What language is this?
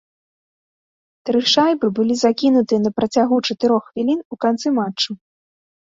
Belarusian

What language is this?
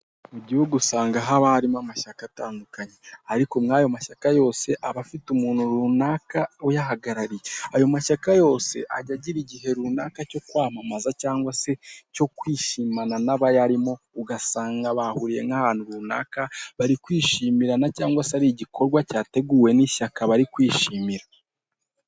Kinyarwanda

